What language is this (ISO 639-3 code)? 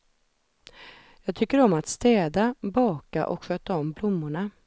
swe